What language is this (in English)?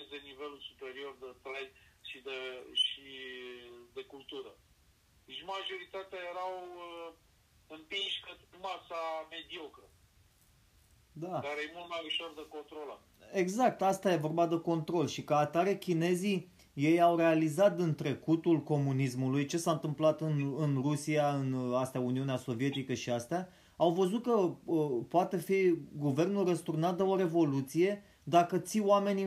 Romanian